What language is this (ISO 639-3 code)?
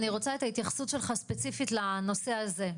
heb